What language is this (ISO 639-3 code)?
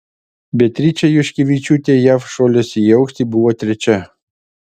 lit